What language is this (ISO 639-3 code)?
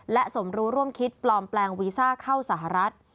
tha